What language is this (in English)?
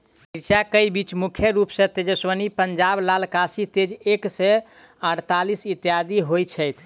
Maithili